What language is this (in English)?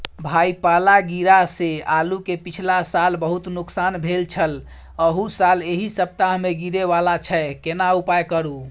Maithili